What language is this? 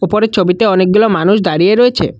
Bangla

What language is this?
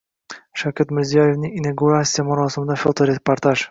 Uzbek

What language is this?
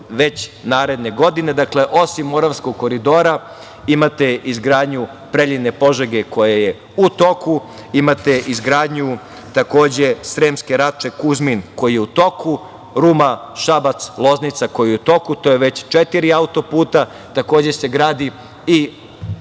Serbian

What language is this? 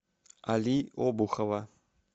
Russian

